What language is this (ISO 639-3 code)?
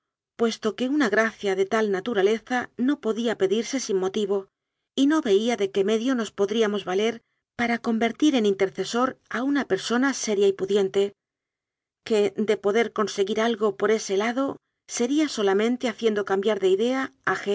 spa